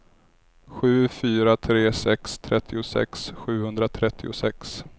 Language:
Swedish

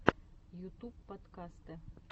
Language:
Russian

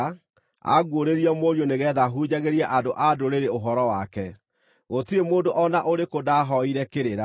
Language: Kikuyu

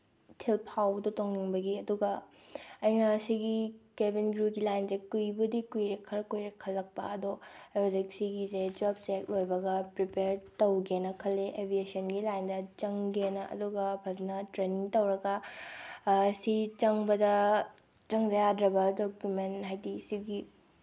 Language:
Manipuri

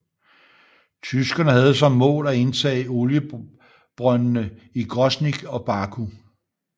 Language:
Danish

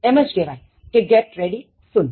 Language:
Gujarati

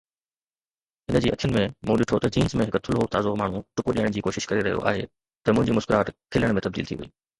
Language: Sindhi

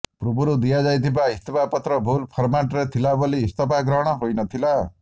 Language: Odia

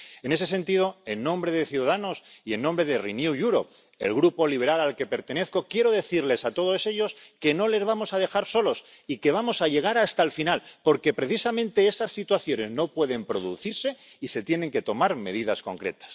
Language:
Spanish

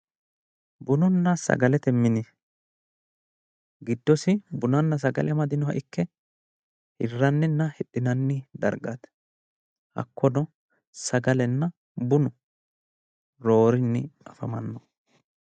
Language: Sidamo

